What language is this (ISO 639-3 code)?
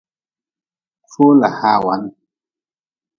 nmz